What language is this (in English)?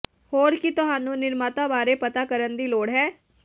Punjabi